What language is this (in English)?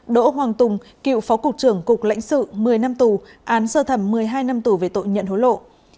Vietnamese